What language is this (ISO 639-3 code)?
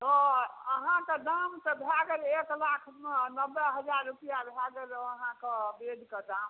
mai